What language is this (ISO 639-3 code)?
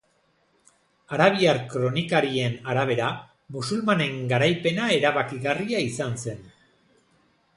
eus